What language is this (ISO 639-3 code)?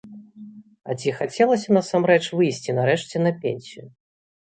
bel